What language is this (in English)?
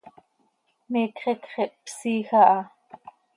Seri